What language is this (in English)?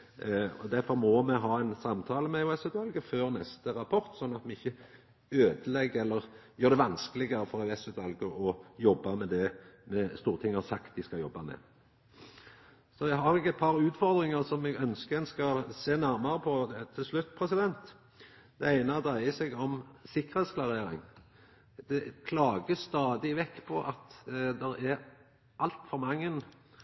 Norwegian Nynorsk